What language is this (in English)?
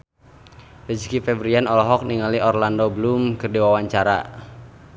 Sundanese